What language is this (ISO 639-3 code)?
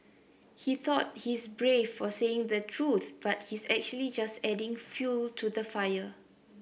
eng